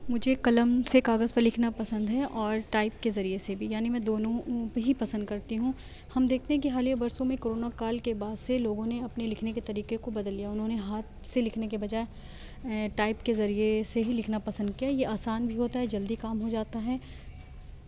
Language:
Urdu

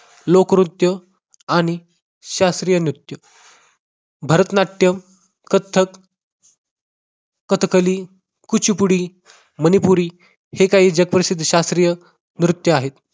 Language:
Marathi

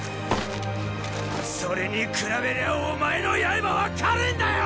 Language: Japanese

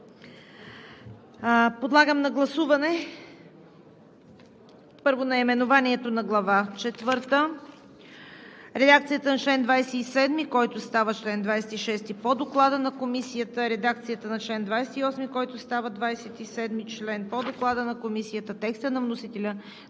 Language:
Bulgarian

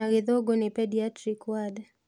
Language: Kikuyu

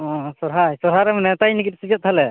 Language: Santali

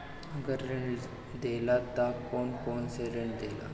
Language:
Bhojpuri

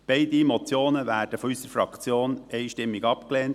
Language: Swiss German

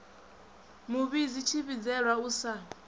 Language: Venda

